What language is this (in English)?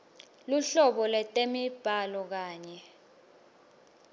Swati